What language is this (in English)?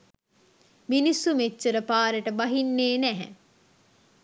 Sinhala